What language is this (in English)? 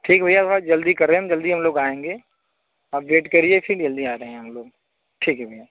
Hindi